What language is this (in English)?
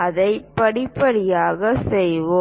Tamil